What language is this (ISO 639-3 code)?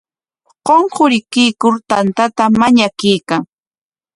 qwa